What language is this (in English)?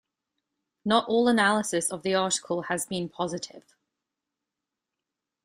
English